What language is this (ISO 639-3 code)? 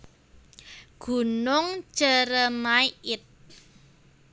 jav